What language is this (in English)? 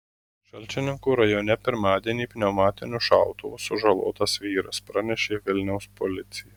Lithuanian